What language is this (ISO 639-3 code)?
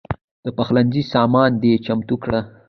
pus